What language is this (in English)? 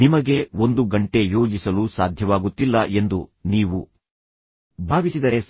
Kannada